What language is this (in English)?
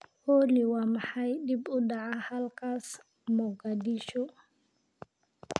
Somali